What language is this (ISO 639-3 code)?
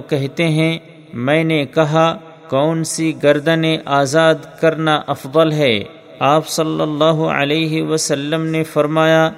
urd